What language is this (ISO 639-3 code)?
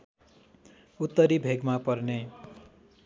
nep